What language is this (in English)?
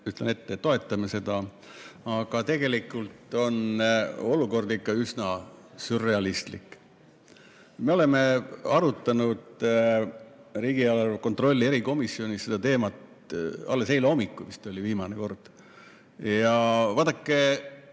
Estonian